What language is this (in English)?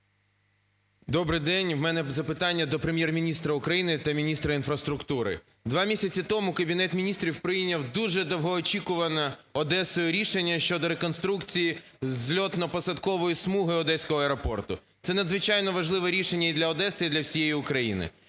Ukrainian